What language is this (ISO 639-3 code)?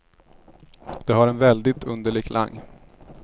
swe